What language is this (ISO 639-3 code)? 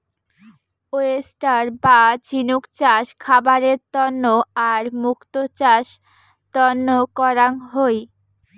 ben